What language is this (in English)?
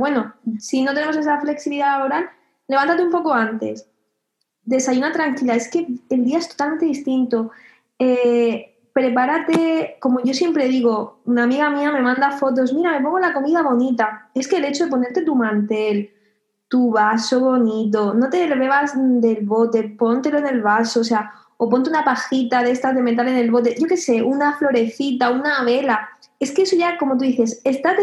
Spanish